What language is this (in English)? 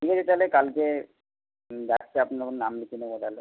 Bangla